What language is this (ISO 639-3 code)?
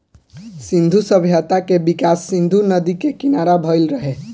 bho